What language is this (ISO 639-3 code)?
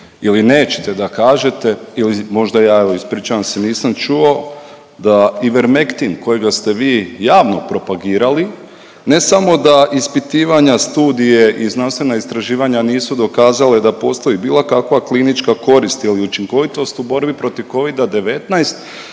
hrv